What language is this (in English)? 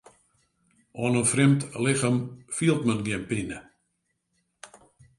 Western Frisian